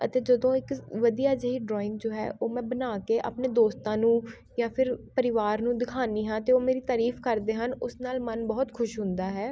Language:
Punjabi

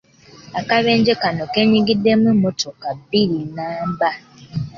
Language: Ganda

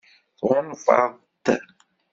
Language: Kabyle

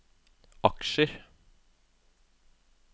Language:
Norwegian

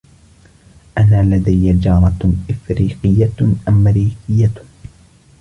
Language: Arabic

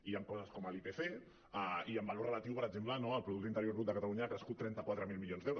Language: Catalan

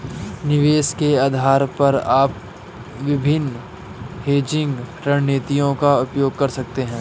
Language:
Hindi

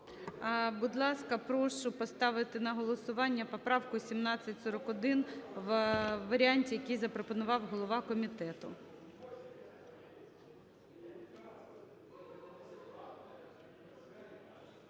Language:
Ukrainian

